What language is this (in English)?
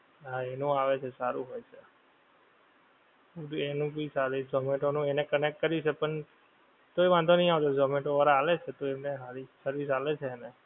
Gujarati